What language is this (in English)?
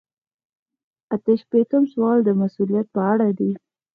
Pashto